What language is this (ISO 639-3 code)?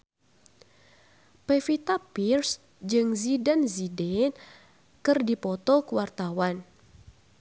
sun